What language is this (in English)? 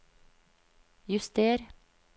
Norwegian